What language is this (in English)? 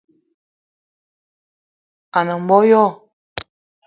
Eton (Cameroon)